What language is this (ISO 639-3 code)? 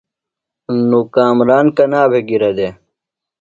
phl